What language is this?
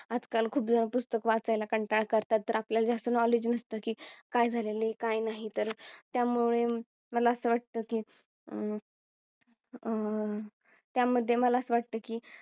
Marathi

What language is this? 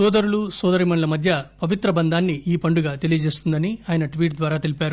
Telugu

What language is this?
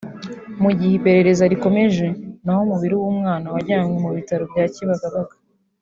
Kinyarwanda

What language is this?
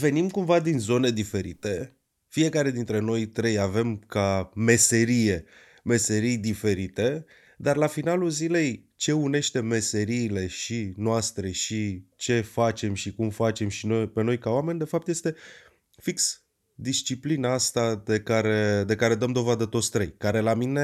Romanian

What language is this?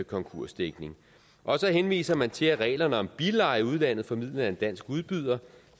Danish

